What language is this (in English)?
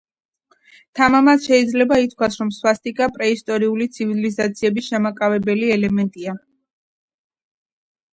Georgian